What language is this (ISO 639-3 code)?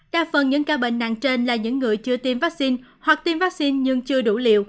vie